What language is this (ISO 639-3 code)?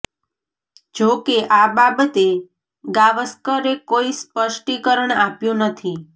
guj